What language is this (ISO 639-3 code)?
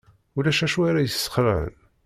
kab